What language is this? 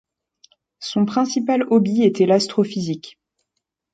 French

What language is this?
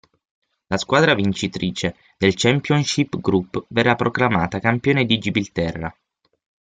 Italian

